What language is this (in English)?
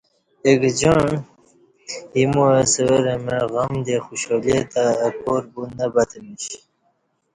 Kati